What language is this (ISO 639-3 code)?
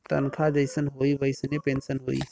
bho